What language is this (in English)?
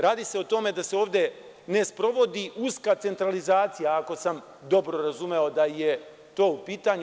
Serbian